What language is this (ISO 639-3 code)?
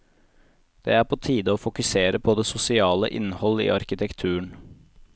nor